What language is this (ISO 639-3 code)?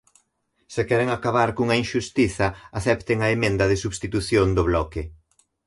glg